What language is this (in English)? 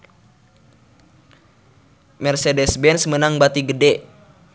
Sundanese